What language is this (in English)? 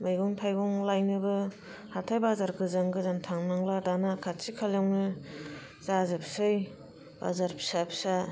Bodo